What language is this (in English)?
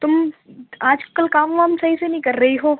Urdu